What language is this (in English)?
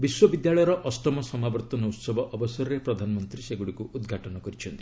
Odia